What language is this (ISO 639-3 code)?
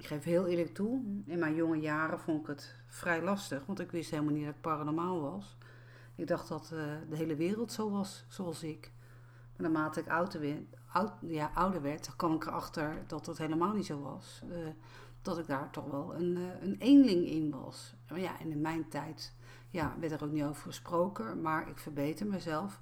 nld